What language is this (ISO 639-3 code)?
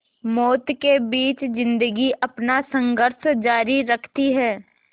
hin